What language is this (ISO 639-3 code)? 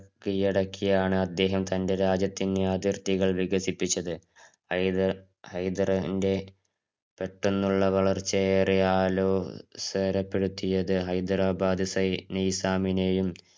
mal